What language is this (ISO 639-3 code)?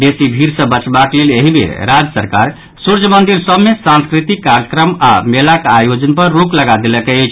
mai